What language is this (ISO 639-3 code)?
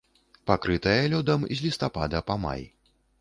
bel